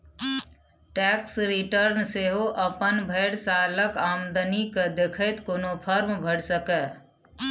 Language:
Maithili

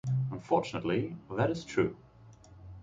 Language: English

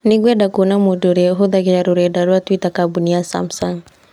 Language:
Kikuyu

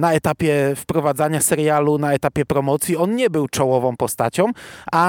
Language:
Polish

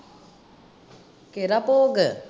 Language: Punjabi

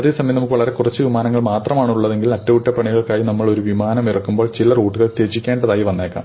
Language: Malayalam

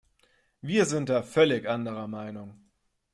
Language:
German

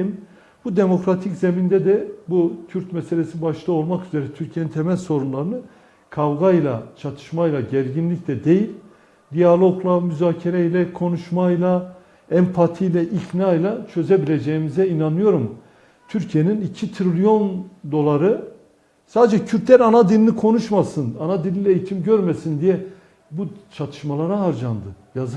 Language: Turkish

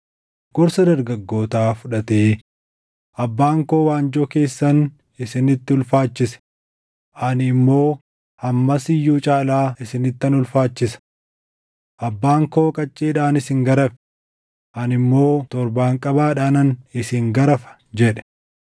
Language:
Oromo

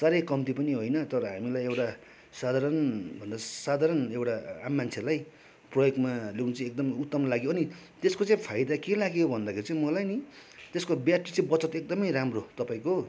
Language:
Nepali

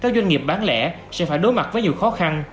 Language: Vietnamese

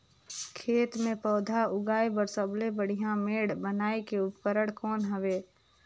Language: Chhattisgarhi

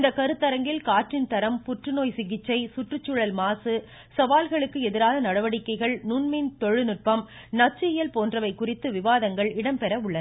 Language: Tamil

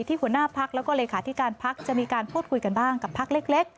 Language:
Thai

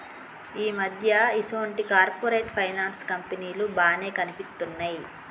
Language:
Telugu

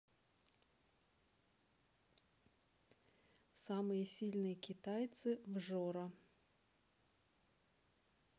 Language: Russian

